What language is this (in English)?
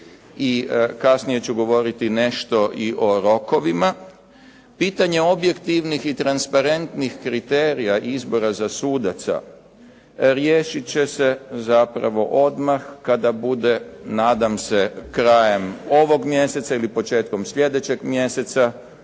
Croatian